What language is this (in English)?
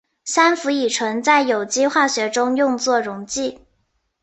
Chinese